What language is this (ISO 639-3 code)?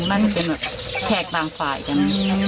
tha